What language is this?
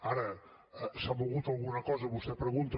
Catalan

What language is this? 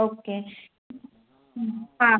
Sindhi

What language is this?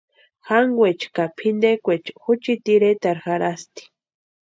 Western Highland Purepecha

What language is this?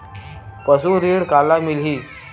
Chhattisgarhi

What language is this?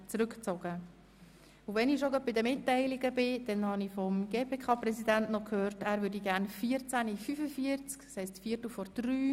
Swiss German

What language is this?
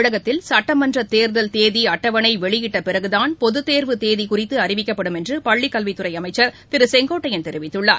Tamil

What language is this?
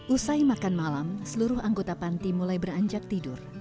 Indonesian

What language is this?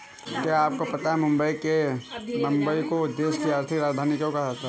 Hindi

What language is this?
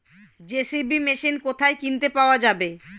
Bangla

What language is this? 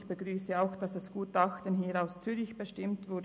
Swiss German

